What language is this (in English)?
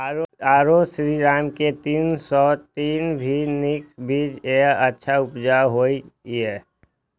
Maithili